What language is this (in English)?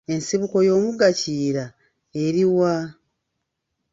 Ganda